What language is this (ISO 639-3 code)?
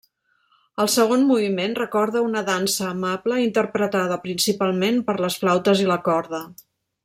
cat